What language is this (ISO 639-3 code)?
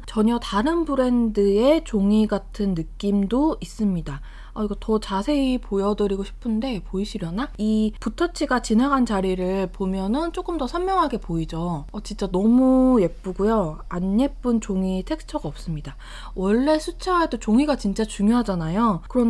kor